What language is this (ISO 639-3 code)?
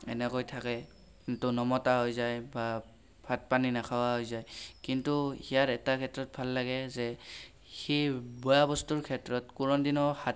asm